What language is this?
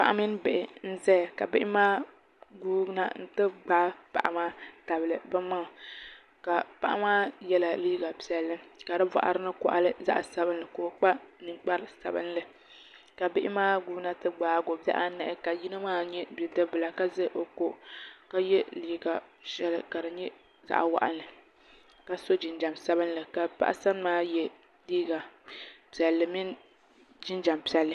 Dagbani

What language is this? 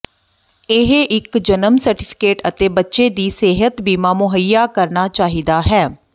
Punjabi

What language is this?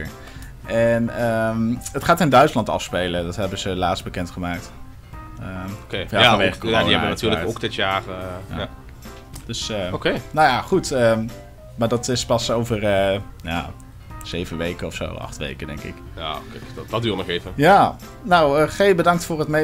Dutch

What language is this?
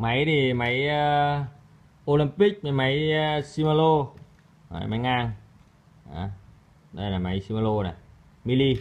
Vietnamese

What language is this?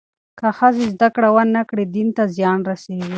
Pashto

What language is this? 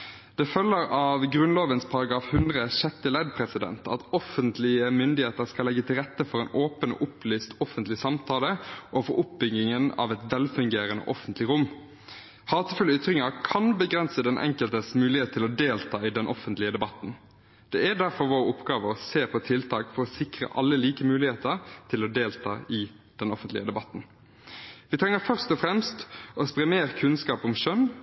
Norwegian Bokmål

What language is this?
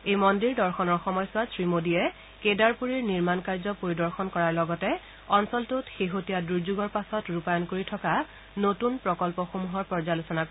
Assamese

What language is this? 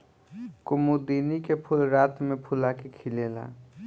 Bhojpuri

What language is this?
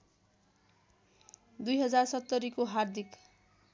Nepali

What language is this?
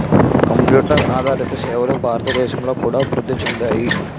Telugu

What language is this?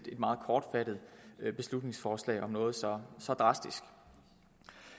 Danish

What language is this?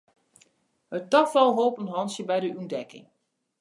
Western Frisian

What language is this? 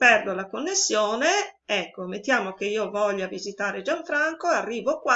Italian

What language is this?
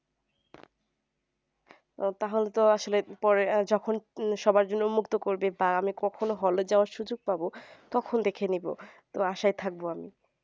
Bangla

